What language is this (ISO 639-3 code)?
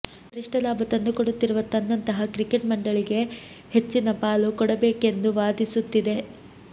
kan